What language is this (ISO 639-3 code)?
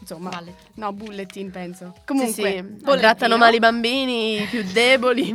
ita